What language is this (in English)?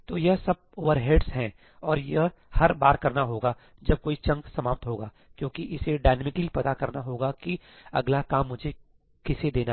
Hindi